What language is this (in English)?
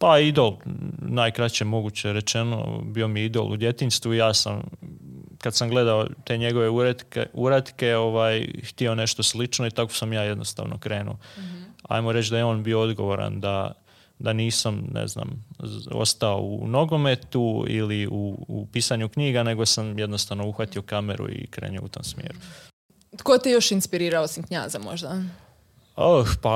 Croatian